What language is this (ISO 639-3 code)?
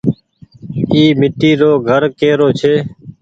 gig